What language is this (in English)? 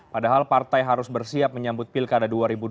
Indonesian